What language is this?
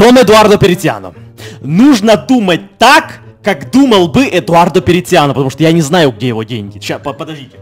Russian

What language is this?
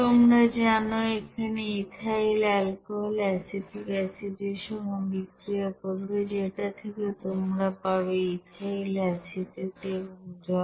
Bangla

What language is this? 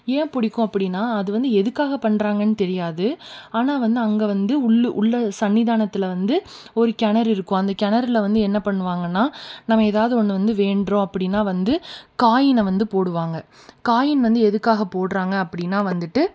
Tamil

